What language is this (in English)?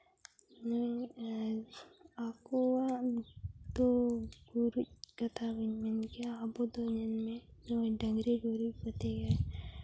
Santali